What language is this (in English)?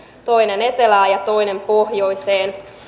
Finnish